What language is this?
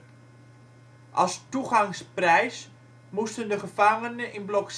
Dutch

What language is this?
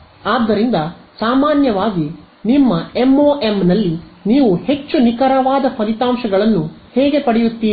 Kannada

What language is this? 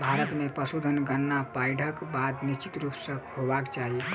Maithili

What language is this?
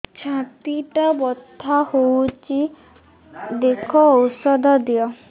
Odia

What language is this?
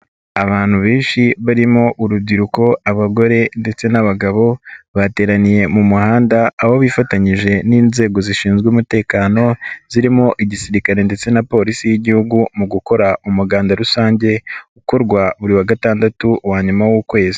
Kinyarwanda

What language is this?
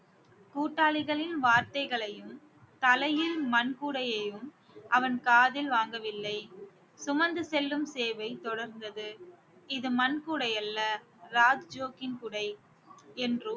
Tamil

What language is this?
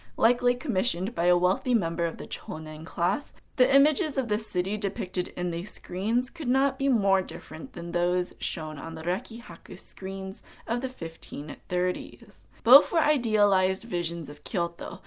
English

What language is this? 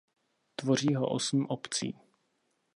Czech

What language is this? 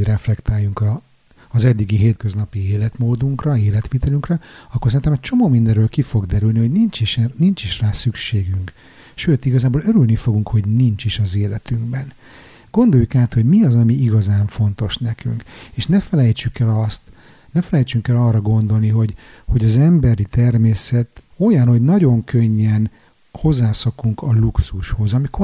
Hungarian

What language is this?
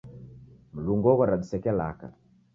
Taita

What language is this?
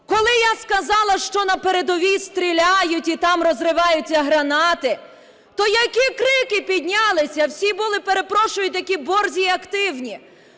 Ukrainian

